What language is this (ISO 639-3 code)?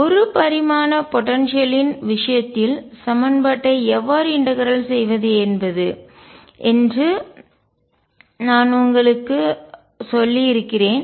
tam